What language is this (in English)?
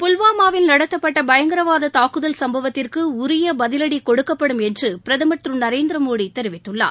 Tamil